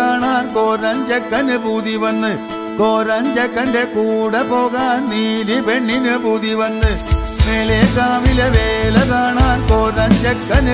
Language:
Arabic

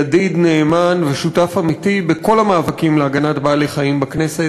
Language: Hebrew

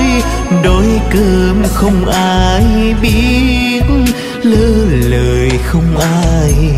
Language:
Vietnamese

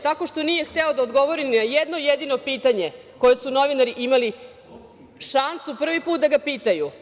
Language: Serbian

